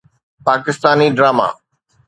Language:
Sindhi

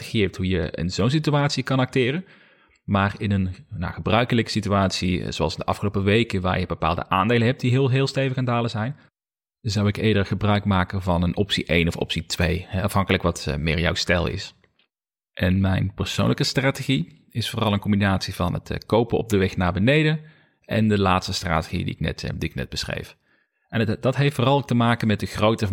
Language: Dutch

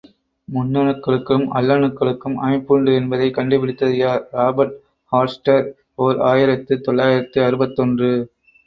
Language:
Tamil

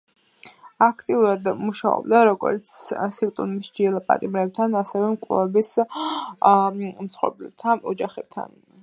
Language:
Georgian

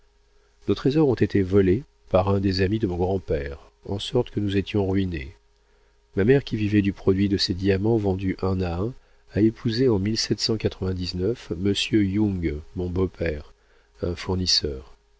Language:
French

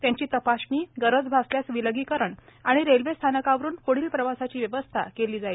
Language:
Marathi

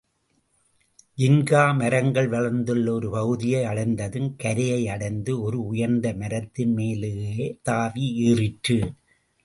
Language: Tamil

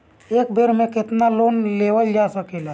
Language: Bhojpuri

